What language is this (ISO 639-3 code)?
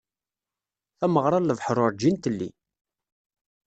kab